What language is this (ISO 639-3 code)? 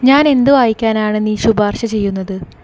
mal